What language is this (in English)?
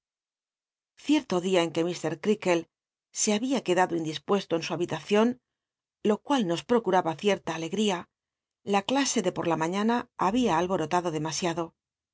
Spanish